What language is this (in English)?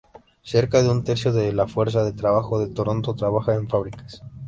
Spanish